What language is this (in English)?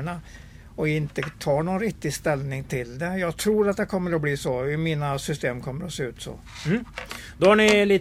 Swedish